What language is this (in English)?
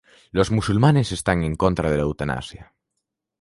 Spanish